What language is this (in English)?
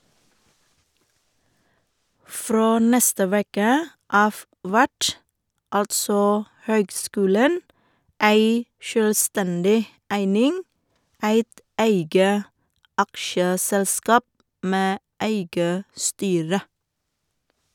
Norwegian